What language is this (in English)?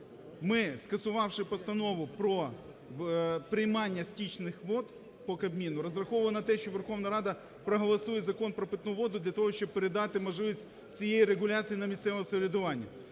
Ukrainian